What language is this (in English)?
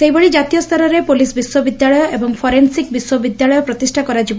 Odia